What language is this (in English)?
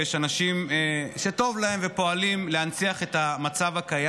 Hebrew